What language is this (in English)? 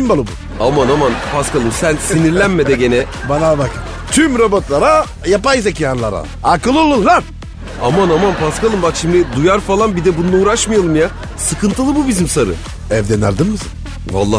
Turkish